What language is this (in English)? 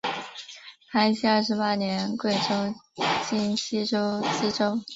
Chinese